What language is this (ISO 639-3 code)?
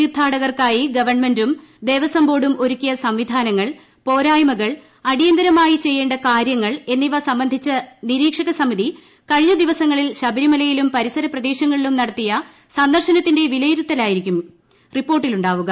mal